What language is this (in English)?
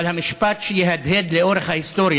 Hebrew